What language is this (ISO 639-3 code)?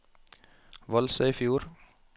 nor